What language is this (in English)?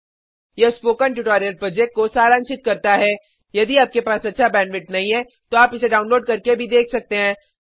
Hindi